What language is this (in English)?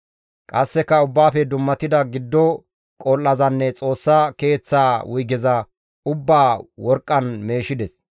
Gamo